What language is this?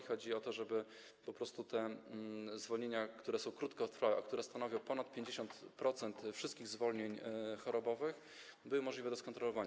Polish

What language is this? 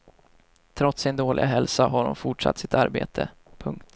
Swedish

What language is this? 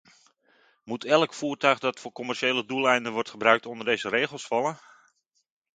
Dutch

